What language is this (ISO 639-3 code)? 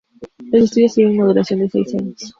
spa